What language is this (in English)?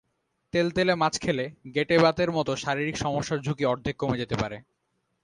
Bangla